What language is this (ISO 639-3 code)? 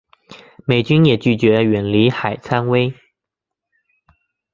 zho